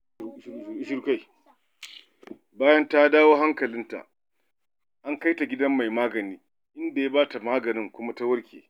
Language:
Hausa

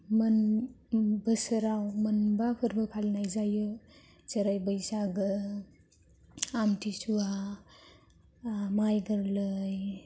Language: Bodo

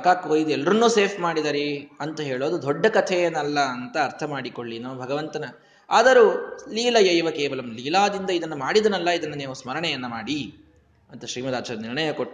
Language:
Kannada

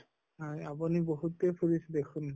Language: Assamese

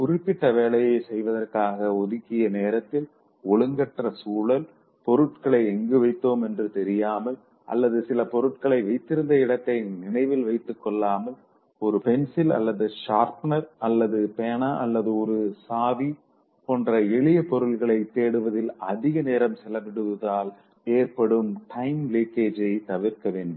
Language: Tamil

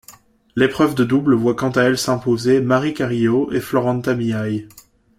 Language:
French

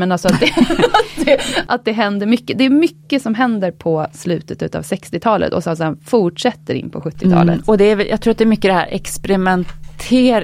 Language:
Swedish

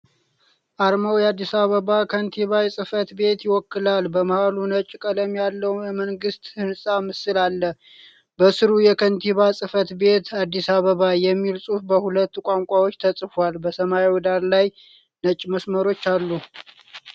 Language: Amharic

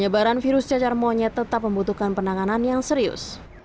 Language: Indonesian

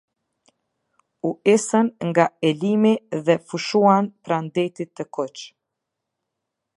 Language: Albanian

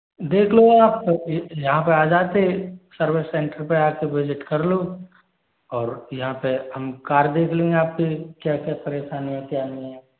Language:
Hindi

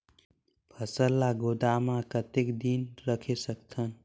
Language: Chhattisgarhi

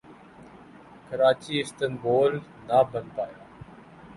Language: Urdu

